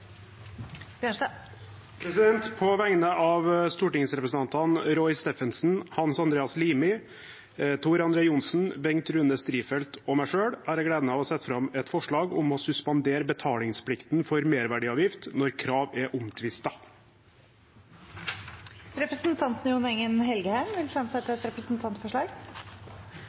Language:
Norwegian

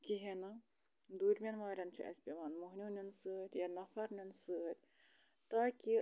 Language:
Kashmiri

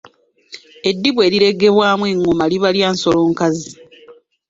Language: Ganda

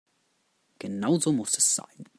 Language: German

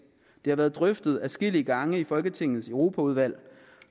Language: Danish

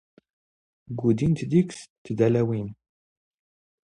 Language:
Standard Moroccan Tamazight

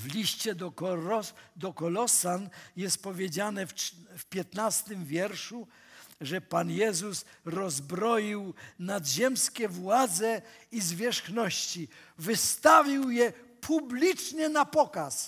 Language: Polish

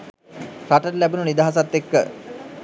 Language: Sinhala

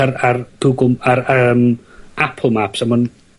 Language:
Welsh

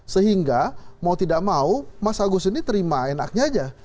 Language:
Indonesian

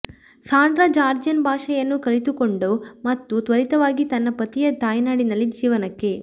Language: Kannada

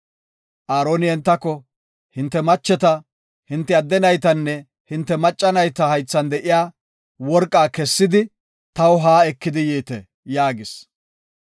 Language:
Gofa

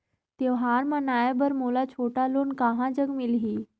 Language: Chhattisgarhi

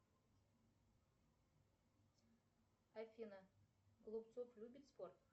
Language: Russian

